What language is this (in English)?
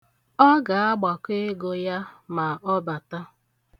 Igbo